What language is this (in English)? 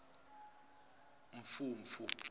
Zulu